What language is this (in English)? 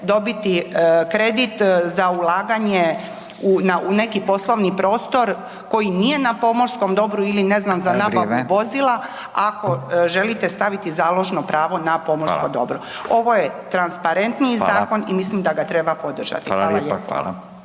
Croatian